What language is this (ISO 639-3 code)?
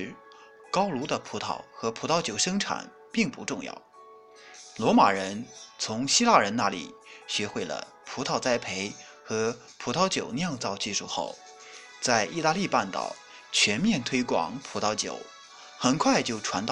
zho